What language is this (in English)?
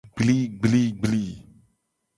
Gen